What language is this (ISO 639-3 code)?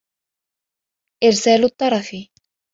ara